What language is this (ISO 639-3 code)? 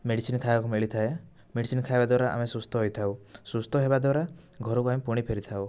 ori